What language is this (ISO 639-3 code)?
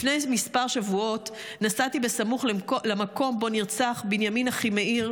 heb